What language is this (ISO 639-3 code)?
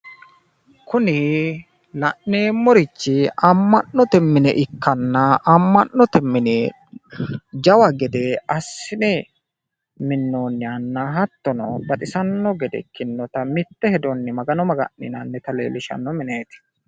sid